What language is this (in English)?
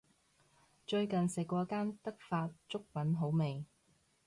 Cantonese